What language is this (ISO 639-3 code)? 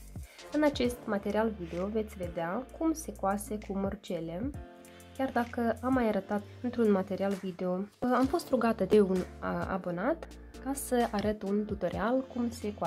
ron